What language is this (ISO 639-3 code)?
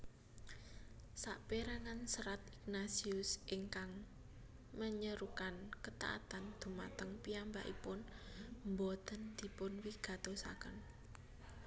jav